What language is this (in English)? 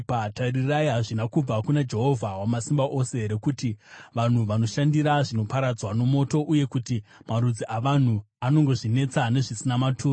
Shona